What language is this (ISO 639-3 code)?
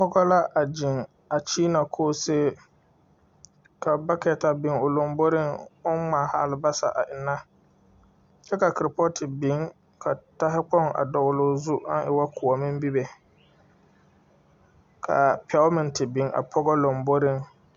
dga